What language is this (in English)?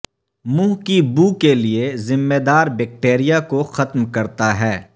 Urdu